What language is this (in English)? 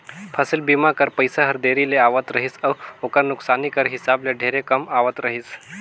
Chhattisgarhi